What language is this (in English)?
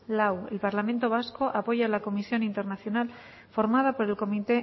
Spanish